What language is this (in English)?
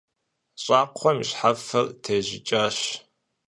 Kabardian